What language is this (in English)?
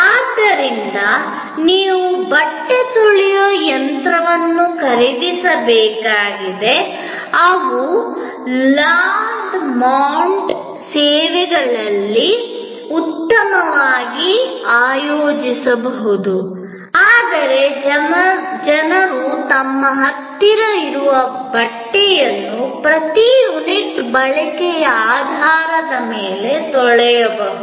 Kannada